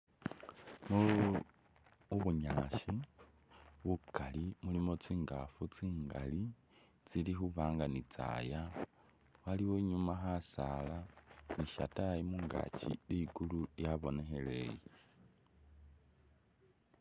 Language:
Masaaba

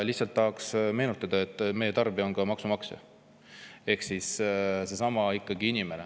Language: Estonian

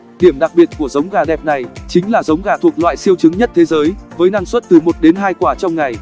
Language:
Vietnamese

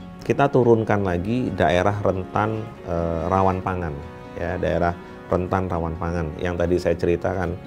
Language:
Indonesian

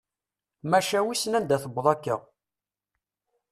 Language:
Kabyle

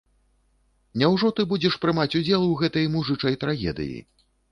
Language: Belarusian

